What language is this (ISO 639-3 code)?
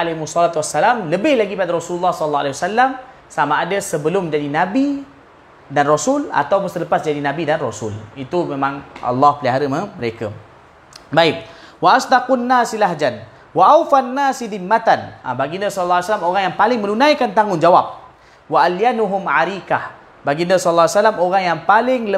msa